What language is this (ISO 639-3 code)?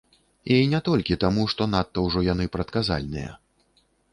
bel